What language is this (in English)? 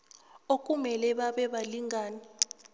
South Ndebele